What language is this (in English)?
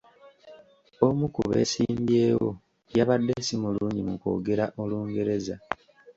Ganda